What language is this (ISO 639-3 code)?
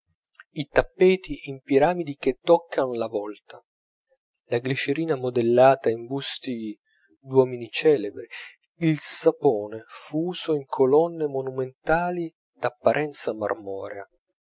ita